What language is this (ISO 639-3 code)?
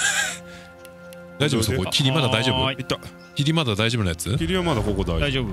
jpn